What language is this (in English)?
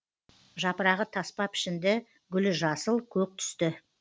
Kazakh